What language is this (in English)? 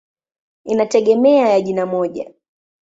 Swahili